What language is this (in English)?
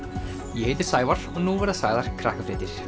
Icelandic